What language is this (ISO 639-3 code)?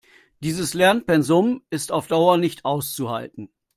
deu